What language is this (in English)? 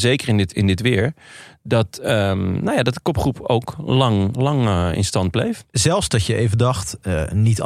Dutch